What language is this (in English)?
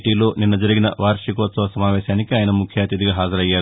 Telugu